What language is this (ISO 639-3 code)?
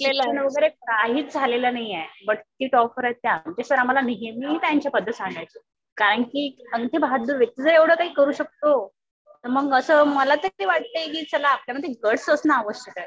mar